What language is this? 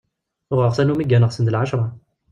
Kabyle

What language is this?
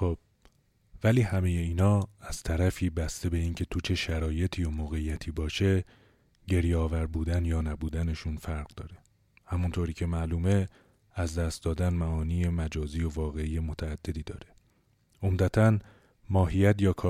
Persian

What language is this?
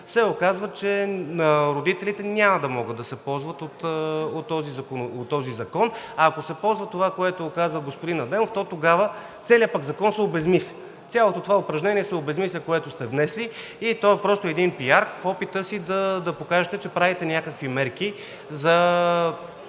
Bulgarian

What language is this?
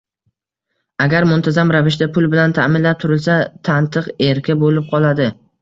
Uzbek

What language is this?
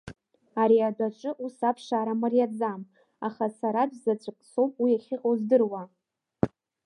Abkhazian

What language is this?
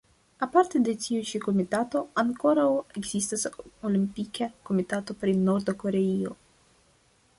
Esperanto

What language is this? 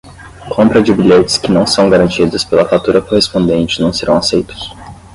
Portuguese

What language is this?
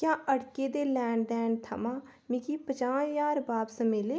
Dogri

